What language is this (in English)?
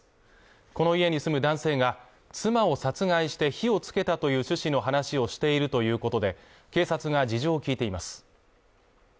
Japanese